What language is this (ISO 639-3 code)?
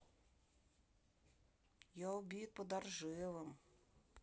rus